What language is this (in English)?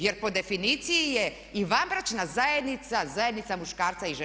Croatian